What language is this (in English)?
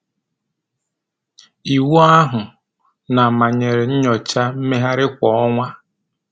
Igbo